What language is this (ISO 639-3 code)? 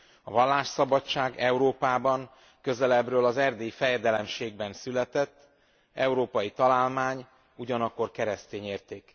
hun